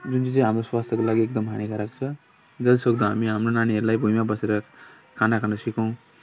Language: Nepali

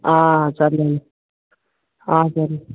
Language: Telugu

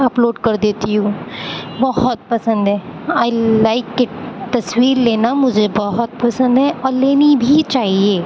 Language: Urdu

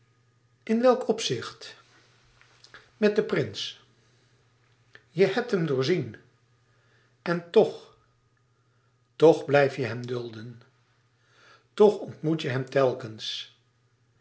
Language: Dutch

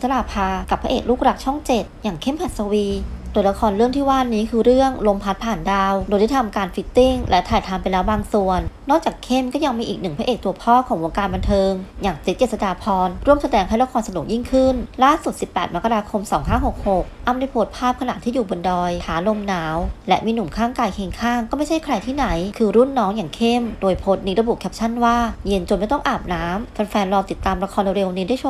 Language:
Thai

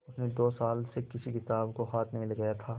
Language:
Hindi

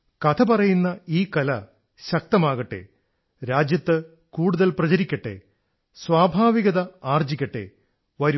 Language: Malayalam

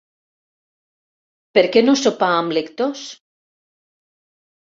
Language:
Catalan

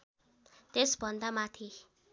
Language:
Nepali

